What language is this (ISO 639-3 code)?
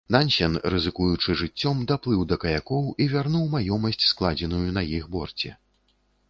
bel